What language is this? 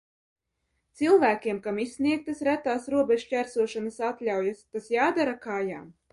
Latvian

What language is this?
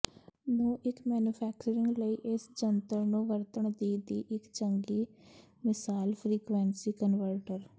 Punjabi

